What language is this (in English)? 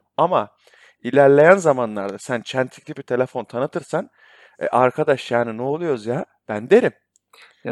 Turkish